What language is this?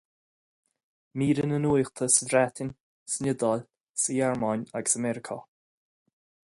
Irish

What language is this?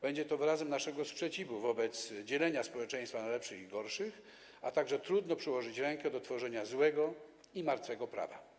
Polish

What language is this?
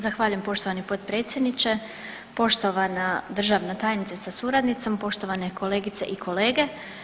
Croatian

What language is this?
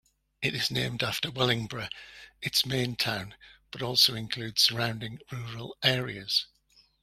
English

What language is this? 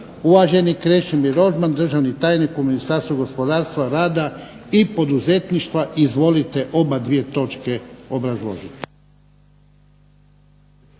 Croatian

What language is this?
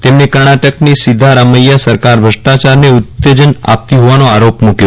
Gujarati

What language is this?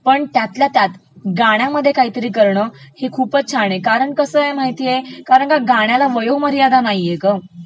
Marathi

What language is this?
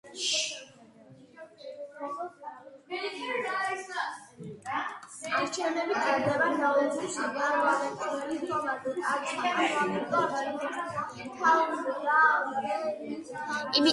Georgian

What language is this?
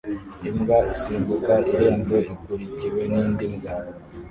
Kinyarwanda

